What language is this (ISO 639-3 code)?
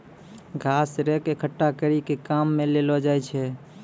mai